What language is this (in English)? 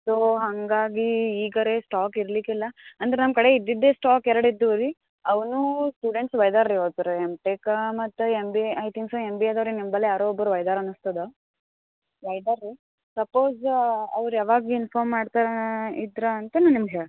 Kannada